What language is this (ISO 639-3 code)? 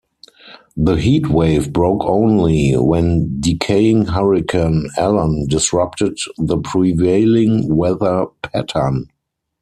eng